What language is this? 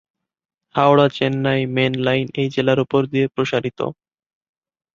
Bangla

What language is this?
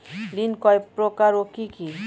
Bangla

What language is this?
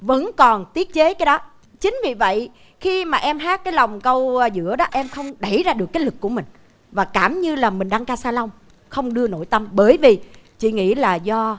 Vietnamese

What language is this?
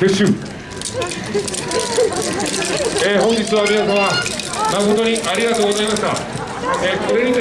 Japanese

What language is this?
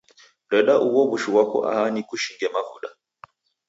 Taita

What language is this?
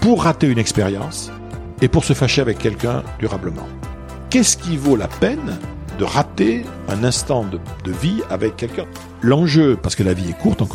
French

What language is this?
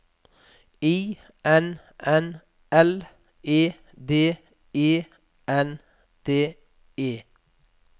Norwegian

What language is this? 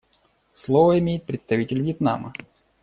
Russian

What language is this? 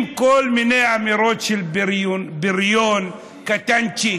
Hebrew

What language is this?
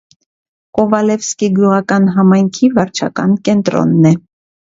Armenian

